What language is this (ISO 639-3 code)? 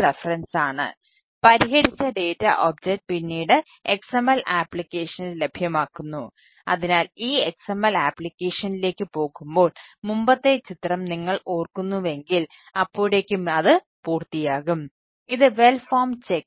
mal